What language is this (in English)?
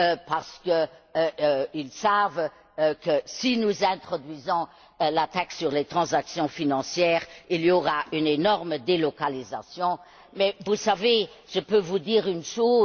French